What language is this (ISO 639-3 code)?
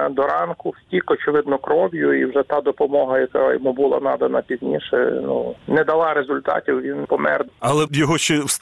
ukr